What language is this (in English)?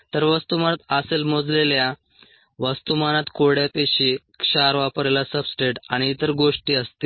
Marathi